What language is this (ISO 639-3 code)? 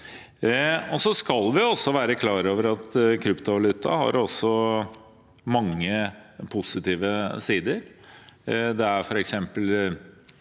nor